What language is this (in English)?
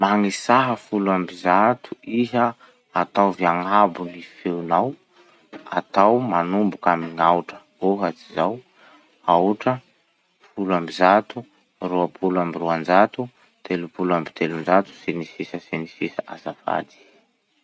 Masikoro Malagasy